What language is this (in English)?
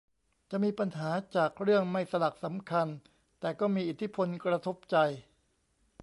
Thai